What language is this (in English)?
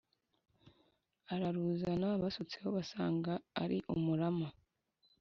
Kinyarwanda